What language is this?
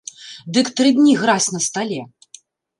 Belarusian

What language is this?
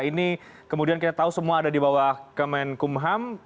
Indonesian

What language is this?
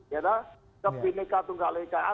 Indonesian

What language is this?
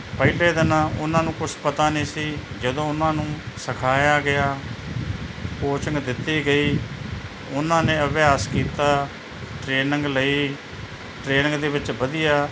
Punjabi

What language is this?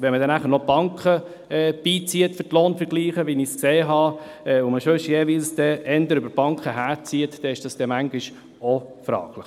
Swiss German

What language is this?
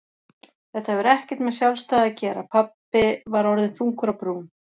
Icelandic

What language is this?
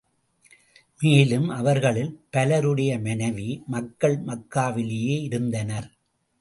Tamil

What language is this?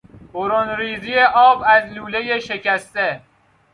Persian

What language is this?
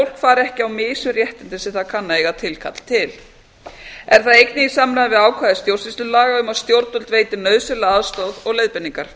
Icelandic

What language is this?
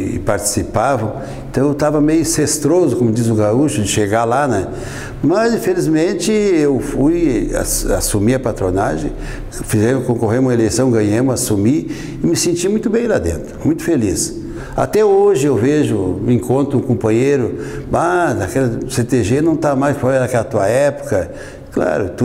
Portuguese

